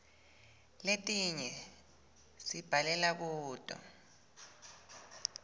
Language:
Swati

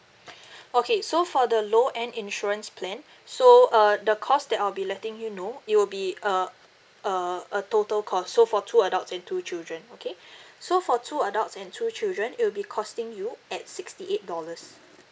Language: English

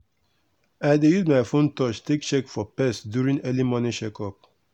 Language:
Nigerian Pidgin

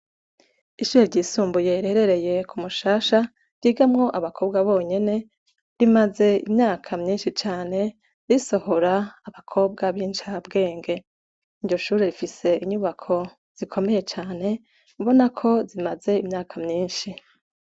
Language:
Rundi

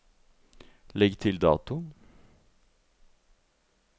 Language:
Norwegian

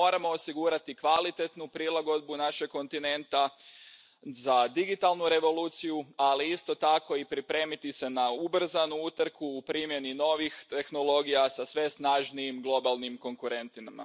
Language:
Croatian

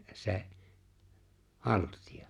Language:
Finnish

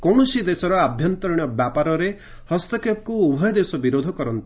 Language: Odia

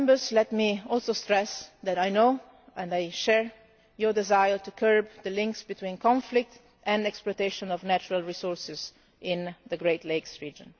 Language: English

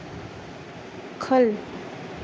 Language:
Dogri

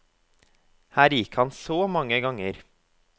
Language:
Norwegian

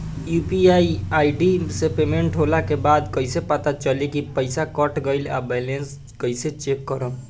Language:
Bhojpuri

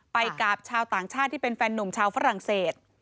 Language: Thai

